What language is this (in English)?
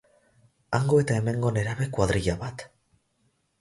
Basque